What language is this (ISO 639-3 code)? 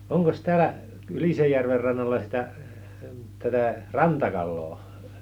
fin